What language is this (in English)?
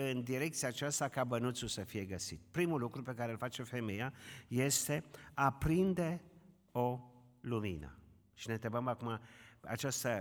Romanian